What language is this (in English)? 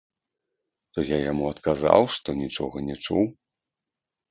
Belarusian